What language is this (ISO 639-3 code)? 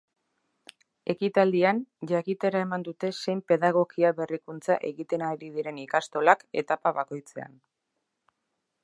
eus